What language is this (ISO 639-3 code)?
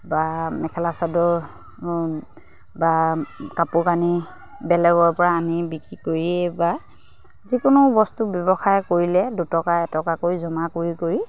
asm